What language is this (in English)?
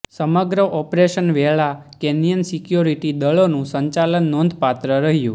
Gujarati